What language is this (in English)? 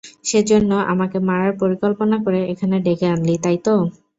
Bangla